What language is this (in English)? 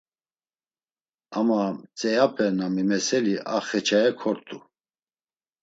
Laz